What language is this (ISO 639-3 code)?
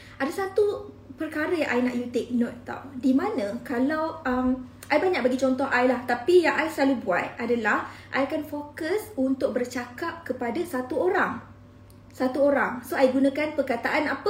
msa